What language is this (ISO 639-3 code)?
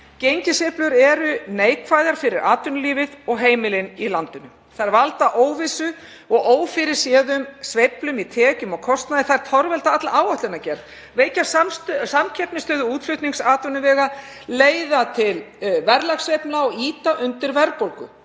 isl